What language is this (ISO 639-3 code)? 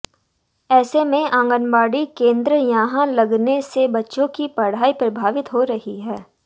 hin